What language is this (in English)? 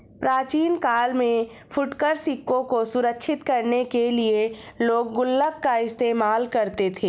Hindi